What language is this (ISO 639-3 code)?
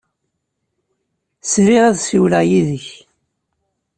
kab